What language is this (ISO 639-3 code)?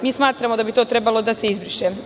srp